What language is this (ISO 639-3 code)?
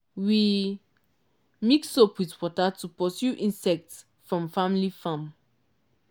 pcm